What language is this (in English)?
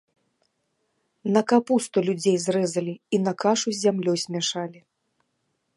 Belarusian